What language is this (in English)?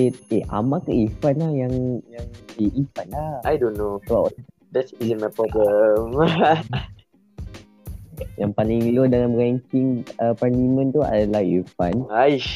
Malay